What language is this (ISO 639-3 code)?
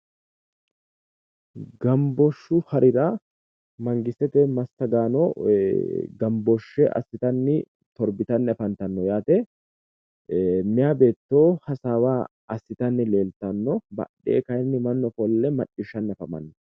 sid